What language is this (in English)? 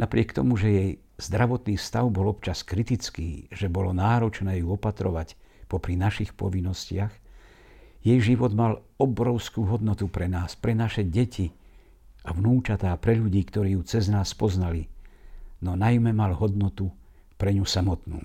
Slovak